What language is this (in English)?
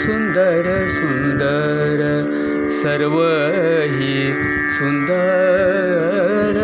Marathi